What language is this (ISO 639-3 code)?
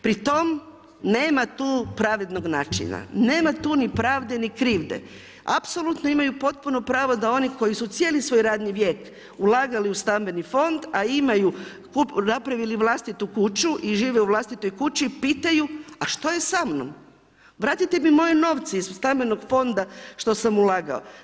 hrv